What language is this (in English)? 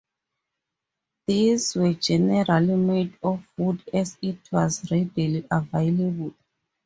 English